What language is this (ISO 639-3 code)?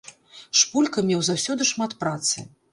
bel